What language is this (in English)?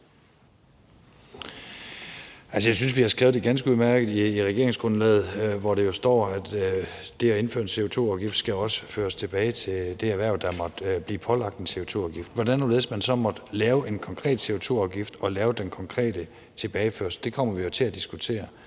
Danish